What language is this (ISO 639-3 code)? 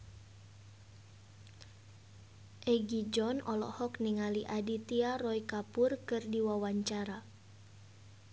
sun